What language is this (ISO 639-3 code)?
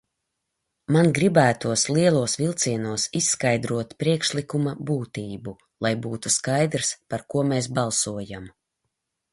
lav